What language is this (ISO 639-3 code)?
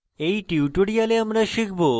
ben